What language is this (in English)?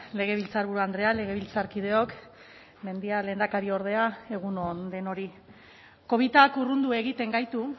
Basque